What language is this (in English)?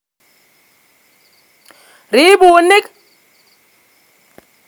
Kalenjin